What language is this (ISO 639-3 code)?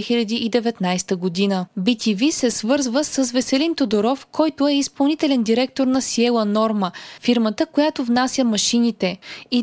bul